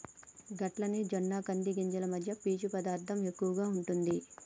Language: Telugu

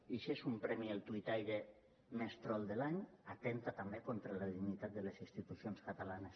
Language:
Catalan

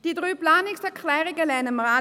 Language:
Swiss German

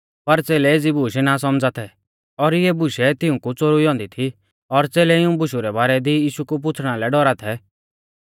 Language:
Mahasu Pahari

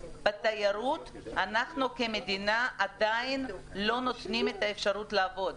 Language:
Hebrew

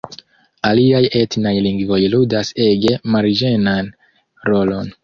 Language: Esperanto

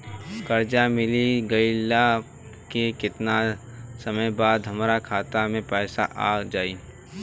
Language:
Bhojpuri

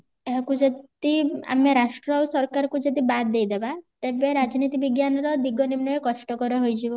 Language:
Odia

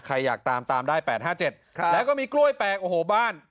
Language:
Thai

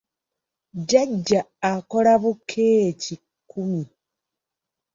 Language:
Ganda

